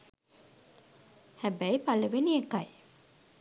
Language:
Sinhala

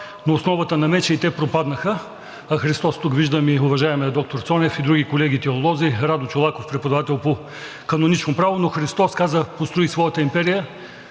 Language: Bulgarian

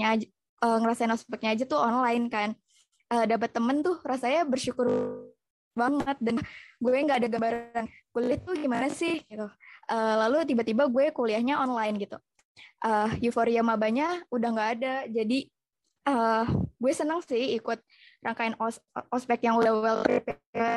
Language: Indonesian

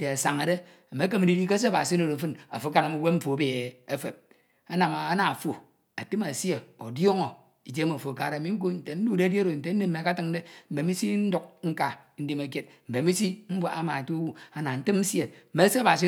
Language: Ito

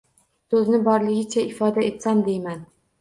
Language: Uzbek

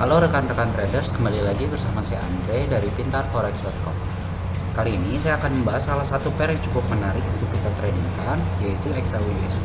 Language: Indonesian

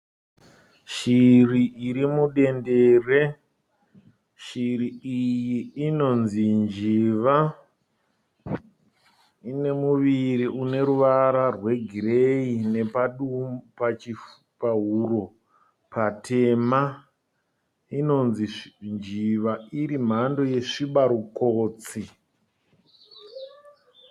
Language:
Shona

